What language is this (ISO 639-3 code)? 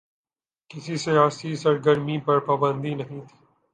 urd